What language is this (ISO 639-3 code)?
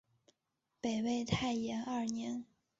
zho